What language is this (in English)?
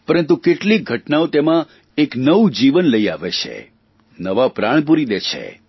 Gujarati